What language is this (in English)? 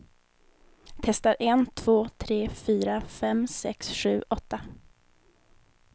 Swedish